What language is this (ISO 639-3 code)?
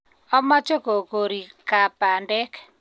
kln